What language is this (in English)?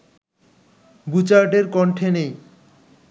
Bangla